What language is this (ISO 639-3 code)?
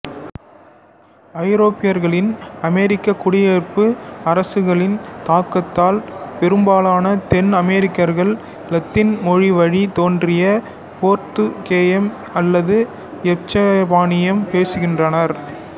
tam